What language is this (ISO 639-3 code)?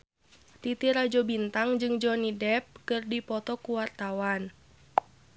sun